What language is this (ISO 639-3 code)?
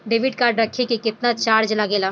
bho